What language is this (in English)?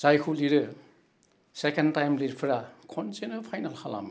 Bodo